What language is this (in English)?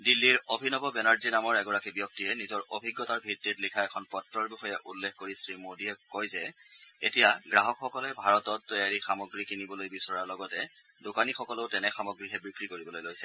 Assamese